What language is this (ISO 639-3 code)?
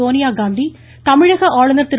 tam